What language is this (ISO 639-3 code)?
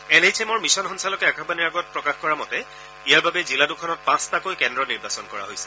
asm